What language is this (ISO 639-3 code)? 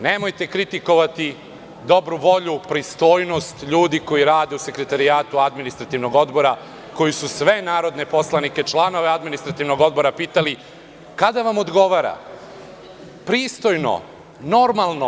srp